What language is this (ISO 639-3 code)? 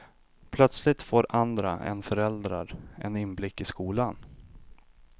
swe